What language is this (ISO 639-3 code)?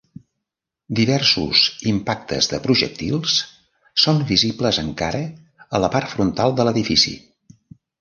cat